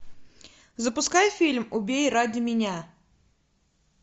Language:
Russian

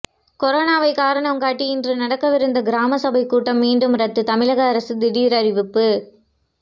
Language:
Tamil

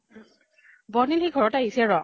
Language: Assamese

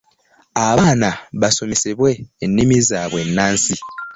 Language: Ganda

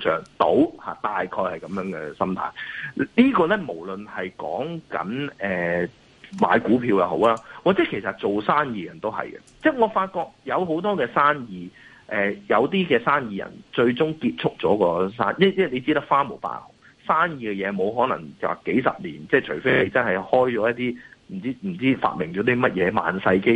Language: Chinese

